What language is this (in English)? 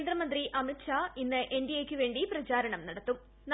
Malayalam